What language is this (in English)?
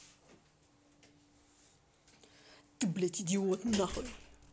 Russian